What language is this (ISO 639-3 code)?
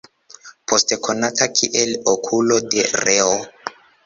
epo